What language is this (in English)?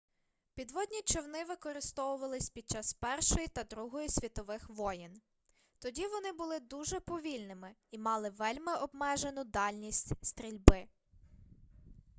Ukrainian